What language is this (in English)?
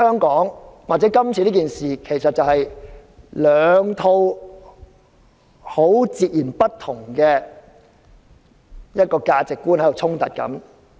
Cantonese